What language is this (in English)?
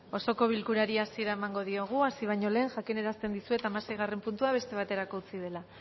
Basque